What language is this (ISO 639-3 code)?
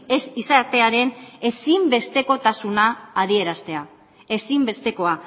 eus